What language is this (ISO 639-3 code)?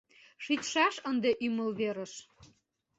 chm